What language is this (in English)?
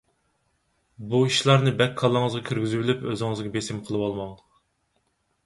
Uyghur